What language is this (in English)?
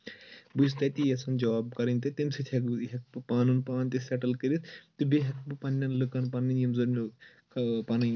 Kashmiri